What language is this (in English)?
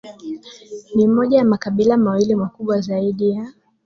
Swahili